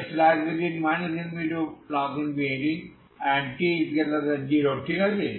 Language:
Bangla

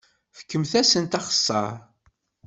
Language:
Kabyle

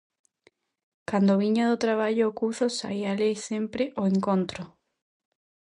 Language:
Galician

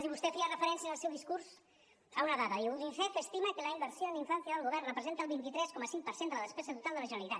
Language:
Catalan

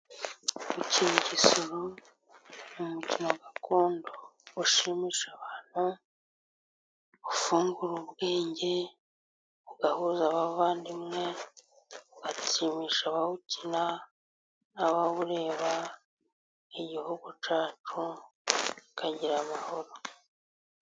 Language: Kinyarwanda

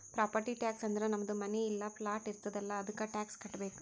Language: Kannada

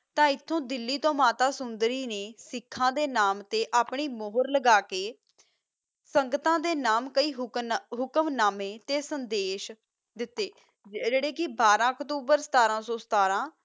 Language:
Punjabi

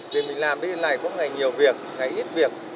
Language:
Vietnamese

